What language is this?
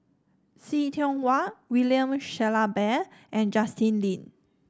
English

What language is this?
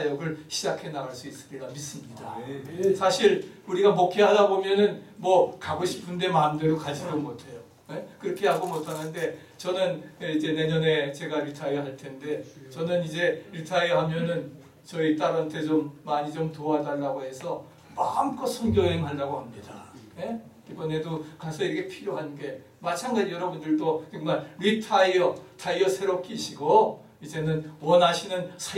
Korean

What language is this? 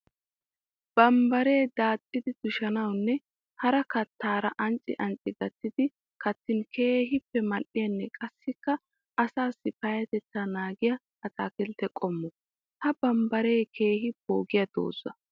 Wolaytta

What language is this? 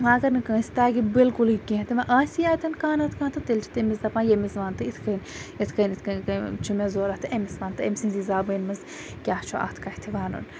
Kashmiri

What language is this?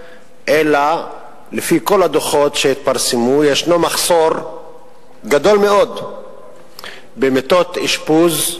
Hebrew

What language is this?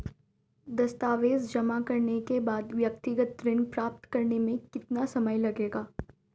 Hindi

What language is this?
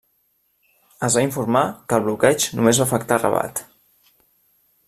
Catalan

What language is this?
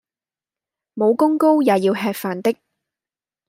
Cantonese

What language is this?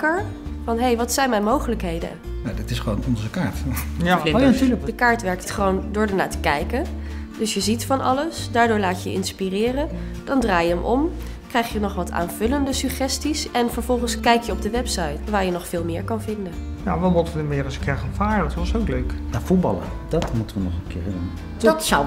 Dutch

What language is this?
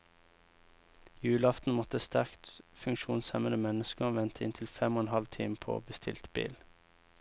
Norwegian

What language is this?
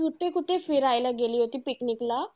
Marathi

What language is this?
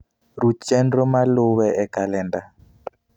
Luo (Kenya and Tanzania)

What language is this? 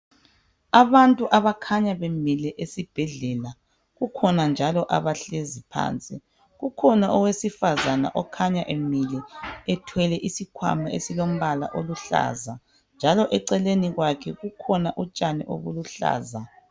North Ndebele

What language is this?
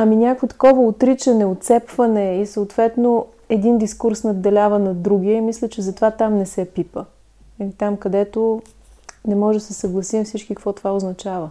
Bulgarian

